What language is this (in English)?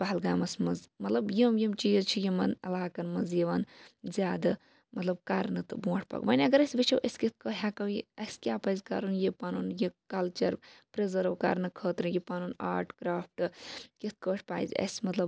Kashmiri